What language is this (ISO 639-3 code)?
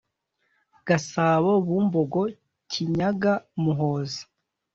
kin